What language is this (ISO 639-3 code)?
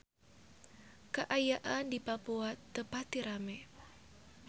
sun